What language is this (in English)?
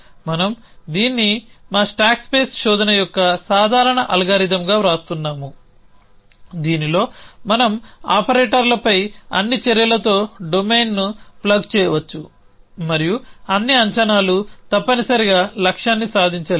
Telugu